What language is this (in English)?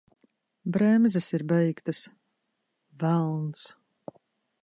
Latvian